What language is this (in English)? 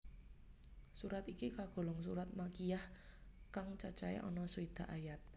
Javanese